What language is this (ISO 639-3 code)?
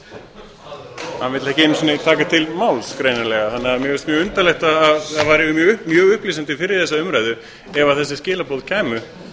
isl